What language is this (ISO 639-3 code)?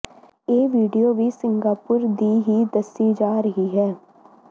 pan